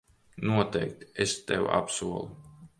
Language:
Latvian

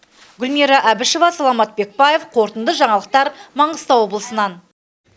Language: Kazakh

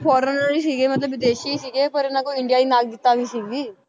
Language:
Punjabi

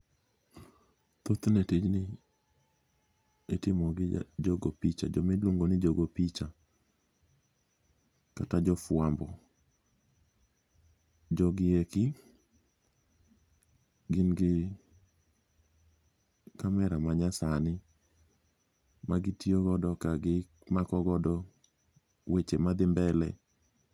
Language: Luo (Kenya and Tanzania)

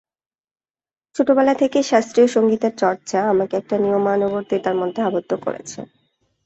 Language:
Bangla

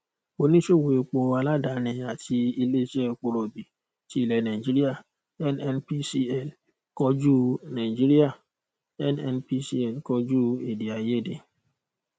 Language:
Yoruba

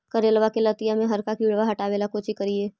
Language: Magahi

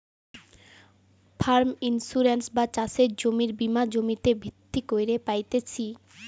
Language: Bangla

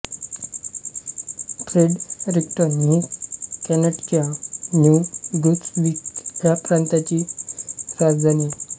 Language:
Marathi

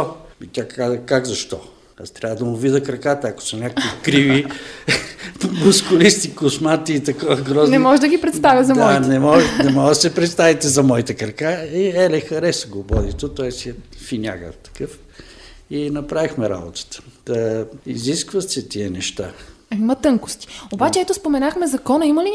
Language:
Bulgarian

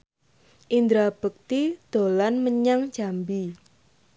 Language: Javanese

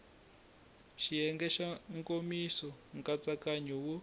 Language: Tsonga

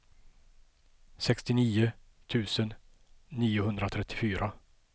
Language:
Swedish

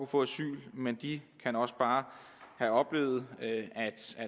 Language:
Danish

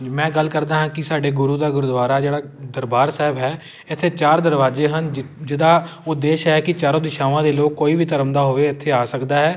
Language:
Punjabi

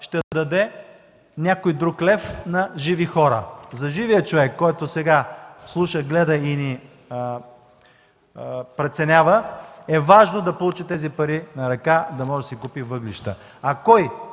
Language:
Bulgarian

